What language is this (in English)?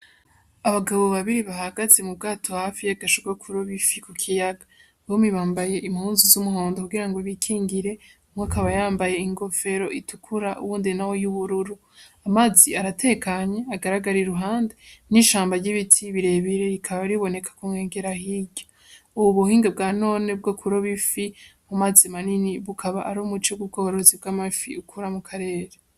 Rundi